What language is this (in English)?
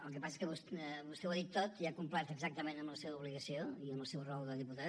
Catalan